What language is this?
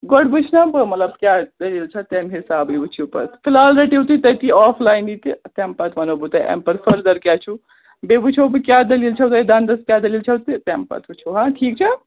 Kashmiri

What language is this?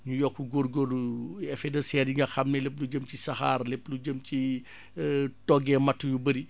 Wolof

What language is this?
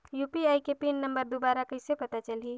Chhattisgarhi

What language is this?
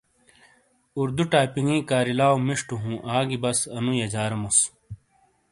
Shina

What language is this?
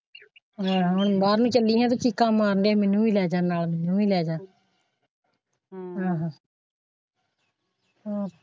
Punjabi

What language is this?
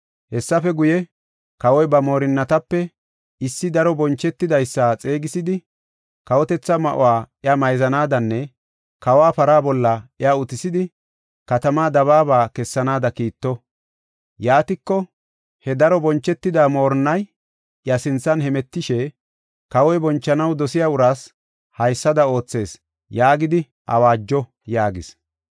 Gofa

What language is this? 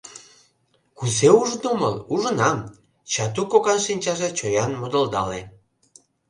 Mari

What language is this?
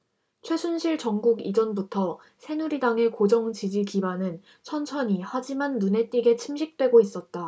Korean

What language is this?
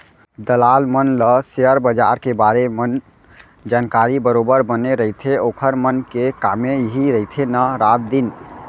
Chhattisgarhi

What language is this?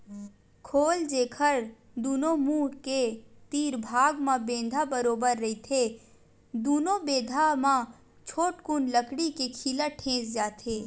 Chhattisgarhi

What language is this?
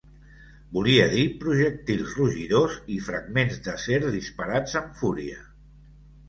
Catalan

